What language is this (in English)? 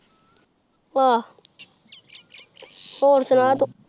Punjabi